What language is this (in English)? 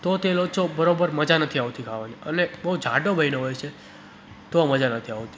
Gujarati